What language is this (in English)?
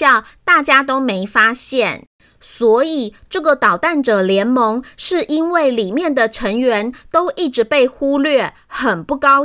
Chinese